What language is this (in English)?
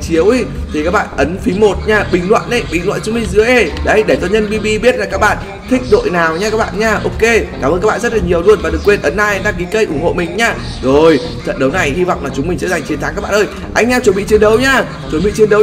Vietnamese